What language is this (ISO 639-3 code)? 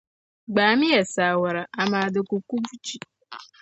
dag